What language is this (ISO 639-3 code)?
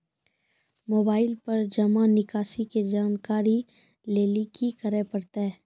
mai